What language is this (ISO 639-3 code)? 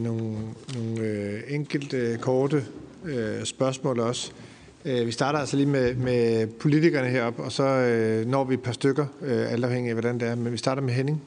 dan